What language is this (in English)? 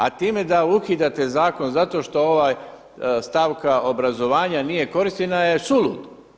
Croatian